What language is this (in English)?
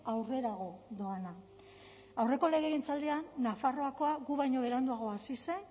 Basque